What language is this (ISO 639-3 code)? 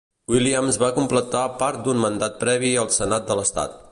cat